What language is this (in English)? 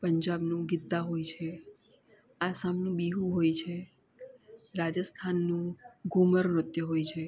Gujarati